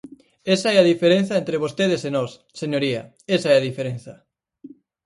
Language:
Galician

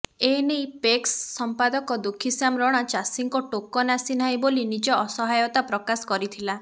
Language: Odia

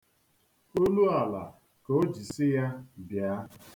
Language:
Igbo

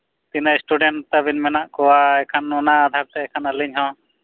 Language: Santali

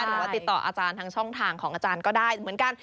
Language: Thai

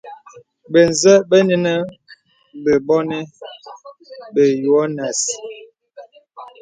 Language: Bebele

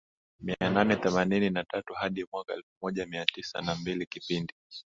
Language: Swahili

